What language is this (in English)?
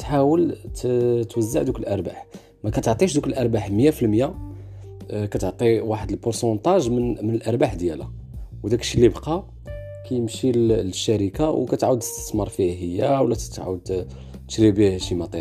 Arabic